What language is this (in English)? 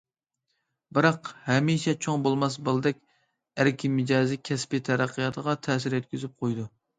Uyghur